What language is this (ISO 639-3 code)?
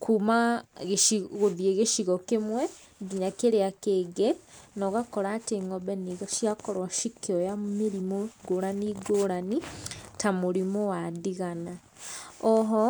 kik